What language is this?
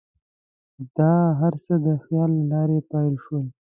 Pashto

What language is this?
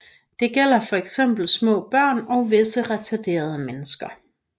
Danish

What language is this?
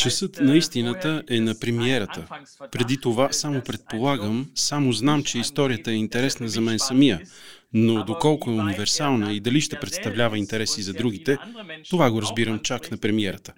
Bulgarian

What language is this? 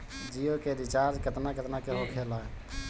Bhojpuri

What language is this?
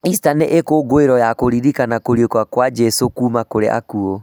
Kikuyu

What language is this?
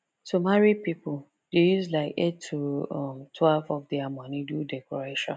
Nigerian Pidgin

